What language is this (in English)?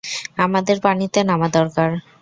Bangla